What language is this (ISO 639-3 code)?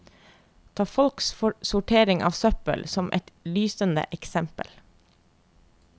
nor